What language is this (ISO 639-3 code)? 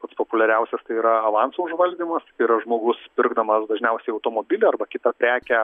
lit